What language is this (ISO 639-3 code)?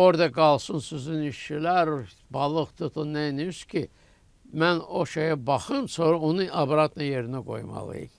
tur